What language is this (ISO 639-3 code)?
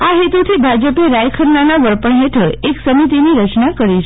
guj